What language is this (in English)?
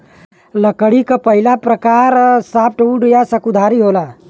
Bhojpuri